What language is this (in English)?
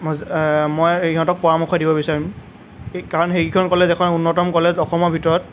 Assamese